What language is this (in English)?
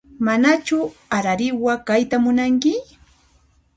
Puno Quechua